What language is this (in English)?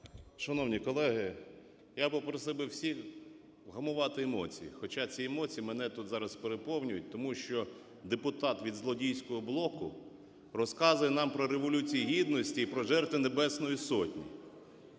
Ukrainian